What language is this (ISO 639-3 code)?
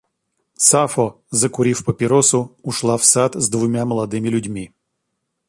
rus